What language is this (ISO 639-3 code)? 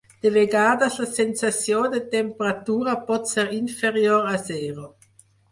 cat